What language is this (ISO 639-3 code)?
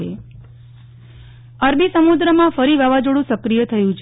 guj